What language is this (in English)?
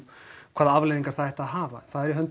Icelandic